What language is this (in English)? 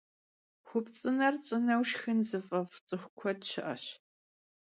Kabardian